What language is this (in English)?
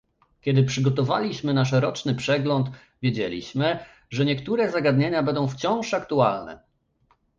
Polish